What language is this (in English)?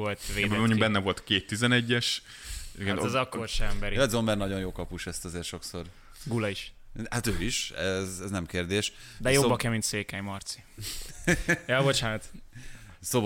Hungarian